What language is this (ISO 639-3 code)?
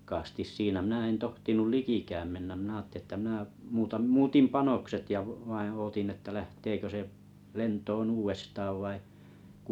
fin